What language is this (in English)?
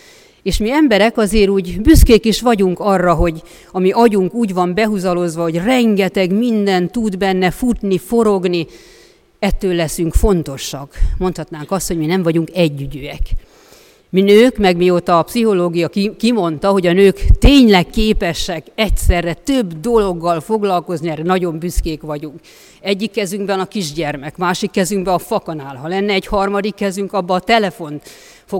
Hungarian